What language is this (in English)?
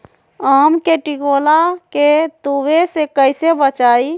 Magahi